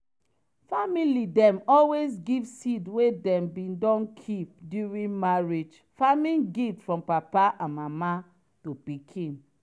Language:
Nigerian Pidgin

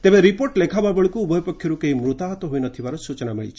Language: Odia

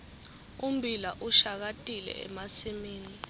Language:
Swati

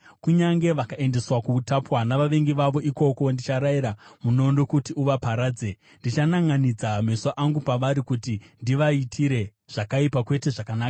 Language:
Shona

